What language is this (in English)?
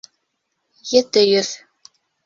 Bashkir